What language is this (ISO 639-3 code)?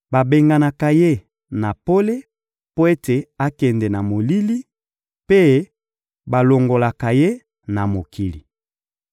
lin